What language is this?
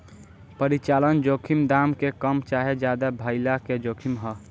Bhojpuri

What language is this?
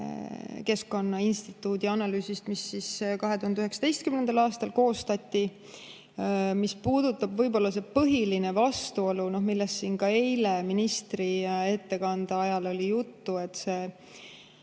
Estonian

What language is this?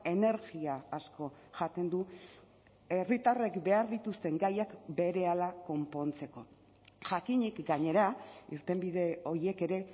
Basque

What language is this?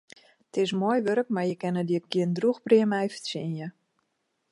Western Frisian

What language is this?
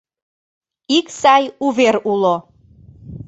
Mari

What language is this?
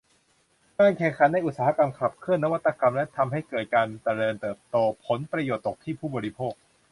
Thai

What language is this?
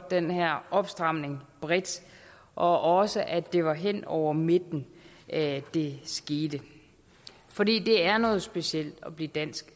Danish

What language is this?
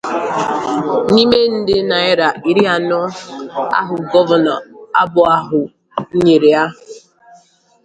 Igbo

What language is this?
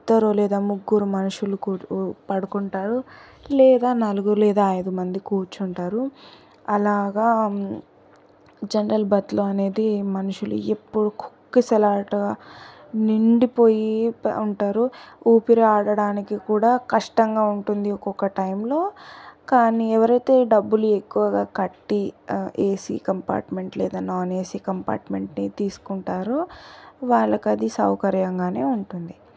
Telugu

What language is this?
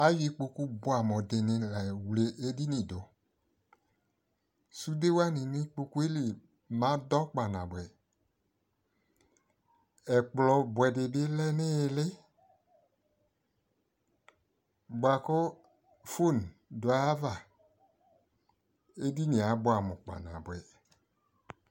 Ikposo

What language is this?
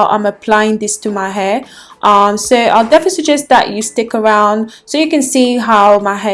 English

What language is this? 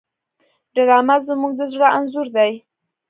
Pashto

